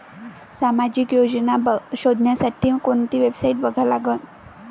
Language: Marathi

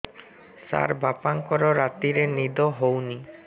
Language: Odia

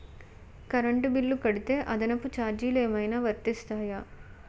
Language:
Telugu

